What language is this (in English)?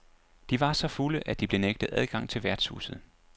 Danish